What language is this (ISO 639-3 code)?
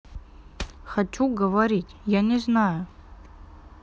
rus